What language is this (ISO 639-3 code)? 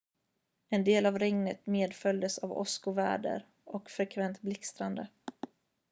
swe